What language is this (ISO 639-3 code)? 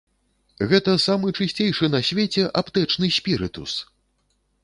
bel